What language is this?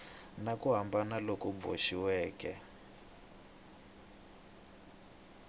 Tsonga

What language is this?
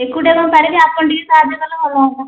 Odia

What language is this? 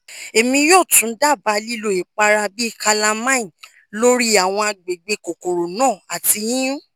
Yoruba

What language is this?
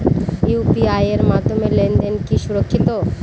Bangla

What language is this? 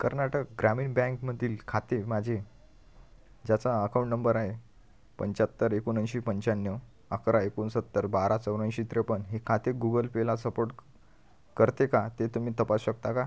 Marathi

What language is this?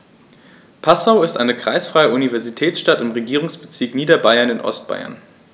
German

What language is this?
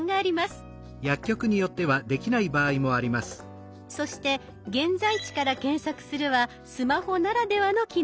Japanese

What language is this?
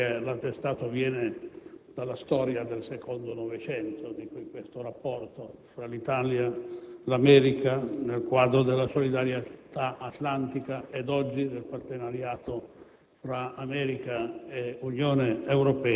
Italian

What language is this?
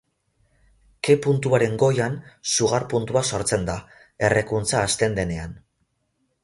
Basque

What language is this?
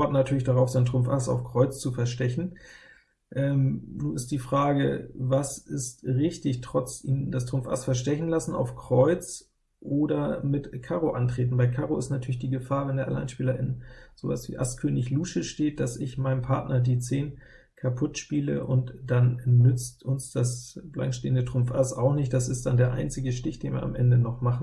German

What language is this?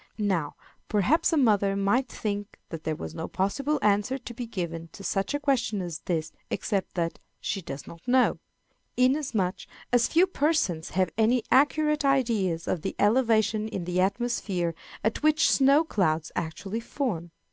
English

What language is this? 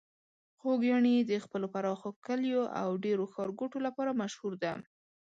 Pashto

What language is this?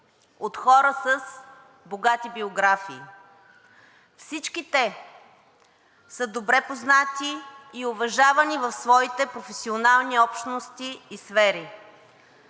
Bulgarian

